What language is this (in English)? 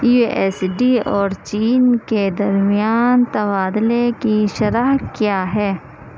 Urdu